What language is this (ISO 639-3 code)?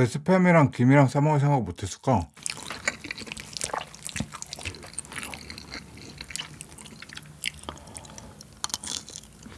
kor